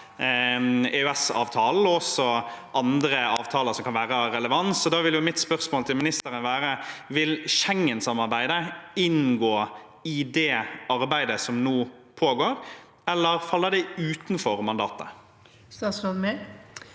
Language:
Norwegian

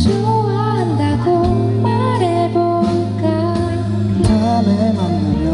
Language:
Korean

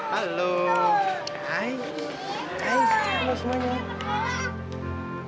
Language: Indonesian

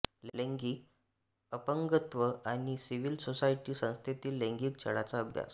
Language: Marathi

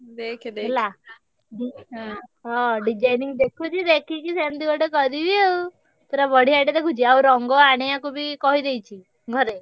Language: Odia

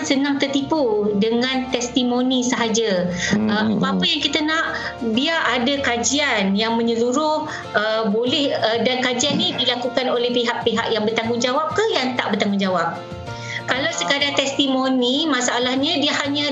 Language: Malay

